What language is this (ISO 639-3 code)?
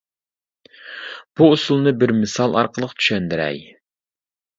uig